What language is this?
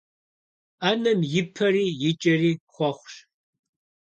Kabardian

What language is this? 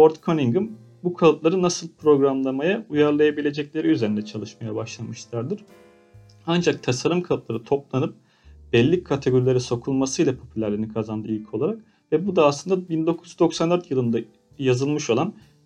Turkish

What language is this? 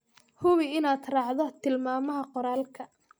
Somali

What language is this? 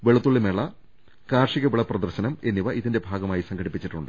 Malayalam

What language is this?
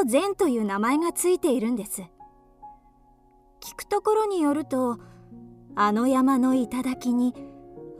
Japanese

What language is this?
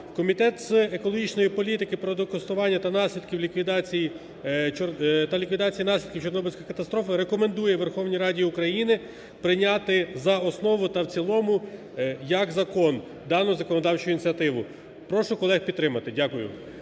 Ukrainian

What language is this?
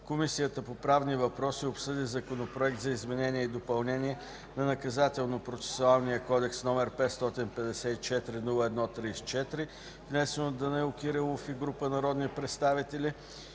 Bulgarian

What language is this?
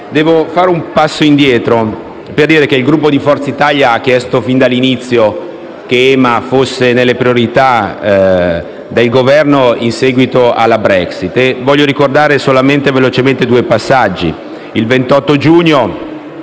Italian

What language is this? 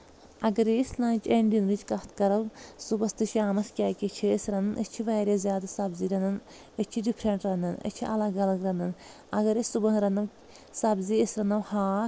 Kashmiri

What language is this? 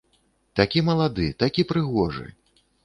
Belarusian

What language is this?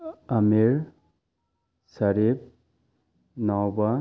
Manipuri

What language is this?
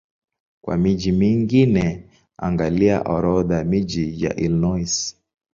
Swahili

